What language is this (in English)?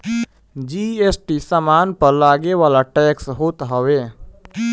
Bhojpuri